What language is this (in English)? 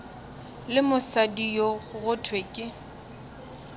Northern Sotho